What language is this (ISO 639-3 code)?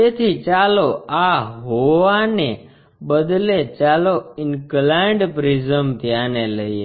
guj